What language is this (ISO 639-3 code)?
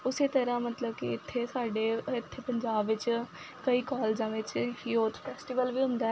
pan